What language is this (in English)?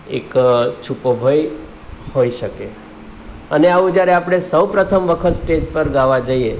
Gujarati